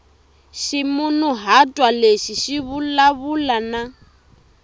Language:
Tsonga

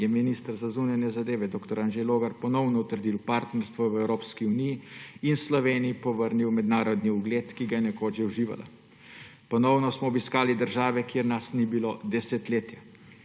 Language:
Slovenian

